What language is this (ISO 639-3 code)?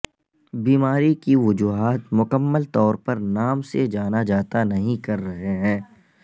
urd